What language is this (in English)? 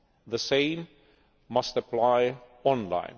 English